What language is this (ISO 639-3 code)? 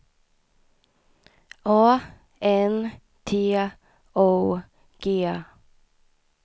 swe